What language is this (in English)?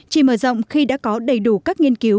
Vietnamese